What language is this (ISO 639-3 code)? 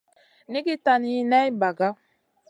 mcn